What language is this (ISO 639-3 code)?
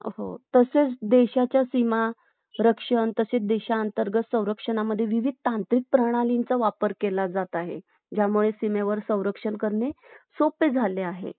mar